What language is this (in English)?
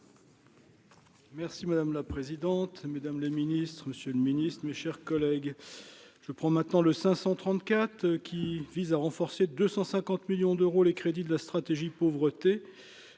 French